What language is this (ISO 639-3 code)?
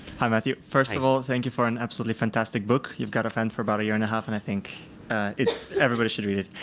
eng